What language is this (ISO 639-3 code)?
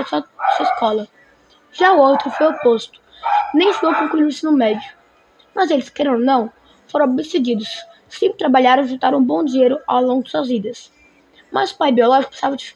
por